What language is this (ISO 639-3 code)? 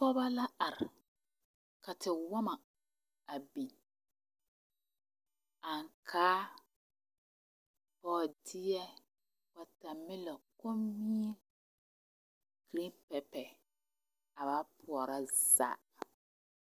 dga